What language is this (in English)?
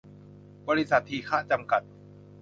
Thai